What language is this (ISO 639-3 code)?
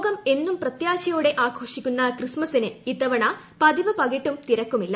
mal